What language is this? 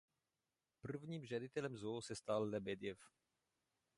Czech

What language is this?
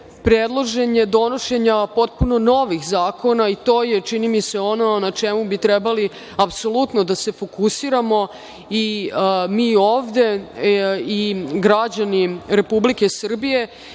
Serbian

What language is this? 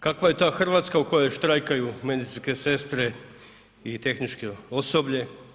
Croatian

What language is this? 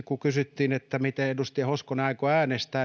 Finnish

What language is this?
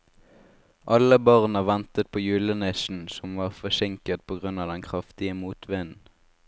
Norwegian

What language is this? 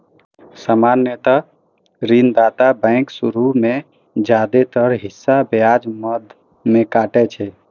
Maithili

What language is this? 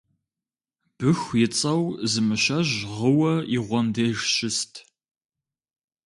Kabardian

